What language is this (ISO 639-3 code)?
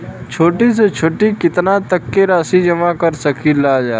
bho